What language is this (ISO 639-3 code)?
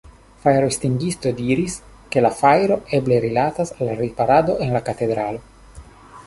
epo